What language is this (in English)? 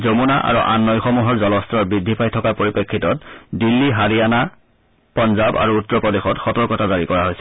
Assamese